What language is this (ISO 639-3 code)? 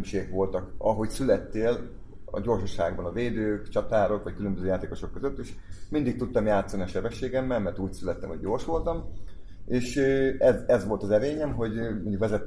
hun